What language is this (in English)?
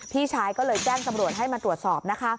Thai